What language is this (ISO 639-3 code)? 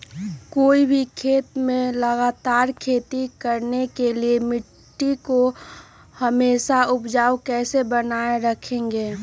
mag